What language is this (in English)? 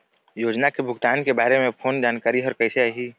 Chhattisgarhi